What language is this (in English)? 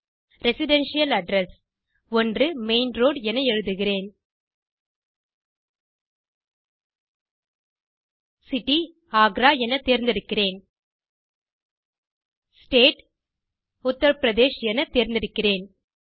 Tamil